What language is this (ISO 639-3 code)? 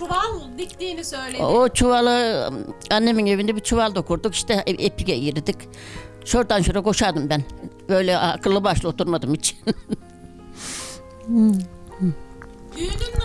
tur